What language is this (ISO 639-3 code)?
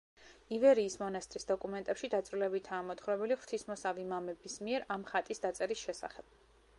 kat